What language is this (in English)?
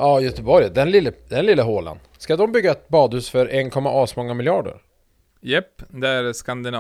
Swedish